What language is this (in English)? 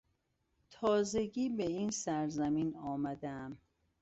Persian